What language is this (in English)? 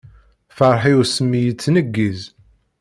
Kabyle